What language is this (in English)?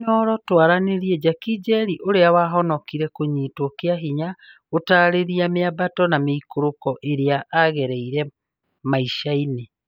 Kikuyu